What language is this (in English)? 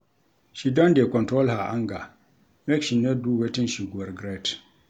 Nigerian Pidgin